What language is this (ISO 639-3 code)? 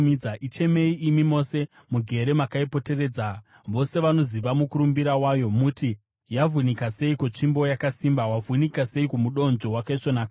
sna